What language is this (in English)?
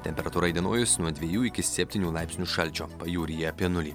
Lithuanian